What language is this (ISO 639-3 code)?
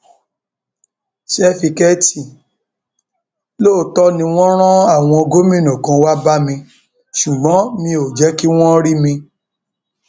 yor